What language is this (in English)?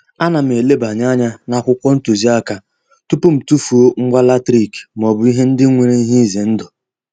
Igbo